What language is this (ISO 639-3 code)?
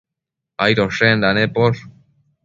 mcf